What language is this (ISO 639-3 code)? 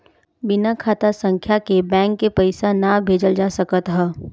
bho